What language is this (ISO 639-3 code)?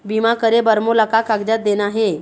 hne